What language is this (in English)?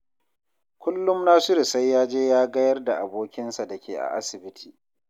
Hausa